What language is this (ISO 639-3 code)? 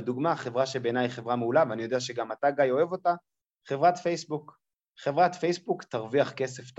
heb